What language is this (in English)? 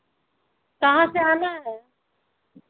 Hindi